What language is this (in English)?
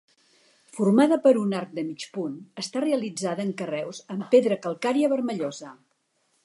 Catalan